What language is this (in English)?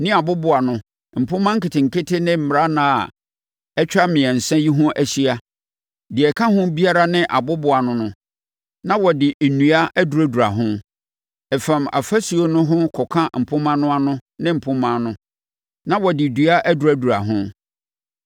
Akan